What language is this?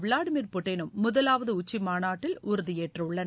Tamil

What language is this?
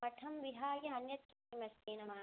Sanskrit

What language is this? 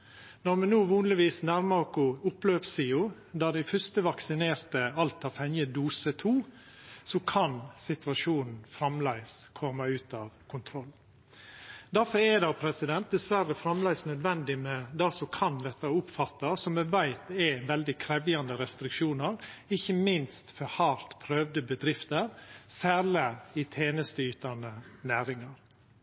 Norwegian Nynorsk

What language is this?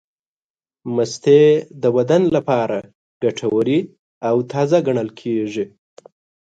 Pashto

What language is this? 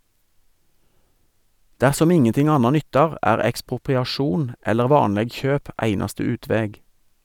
Norwegian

